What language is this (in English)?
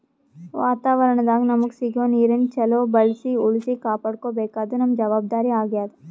Kannada